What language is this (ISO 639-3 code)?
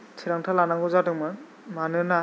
brx